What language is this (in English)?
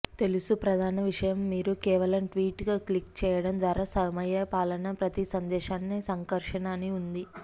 Telugu